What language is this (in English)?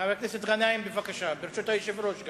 Hebrew